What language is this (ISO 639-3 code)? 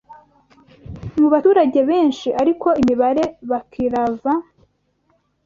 kin